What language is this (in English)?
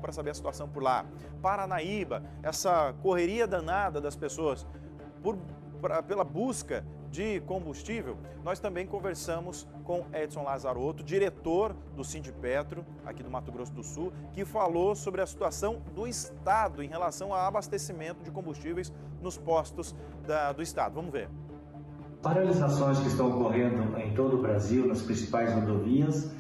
Portuguese